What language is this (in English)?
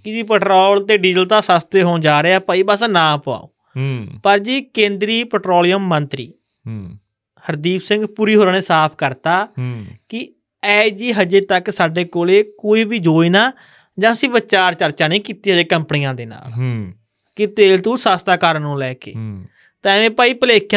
Punjabi